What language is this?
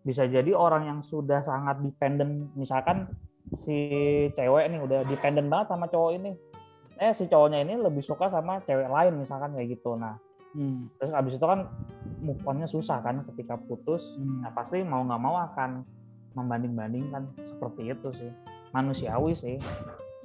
Indonesian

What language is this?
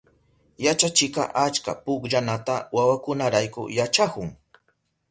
Southern Pastaza Quechua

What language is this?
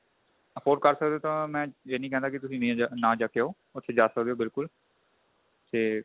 Punjabi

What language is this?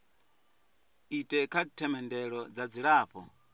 Venda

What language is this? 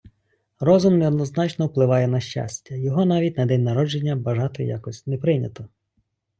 Ukrainian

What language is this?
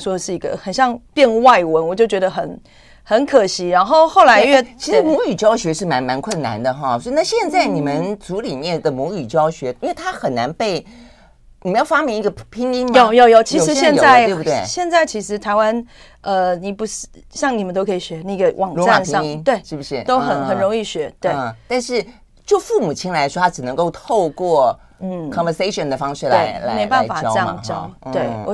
Chinese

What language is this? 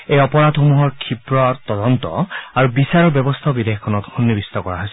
Assamese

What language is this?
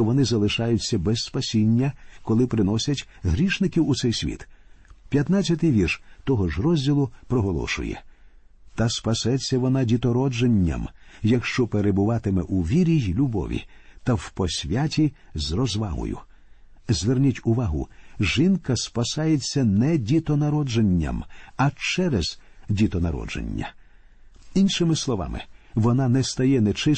Ukrainian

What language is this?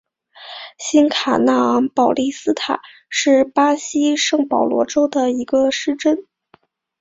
Chinese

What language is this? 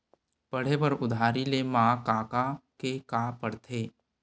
Chhattisgarhi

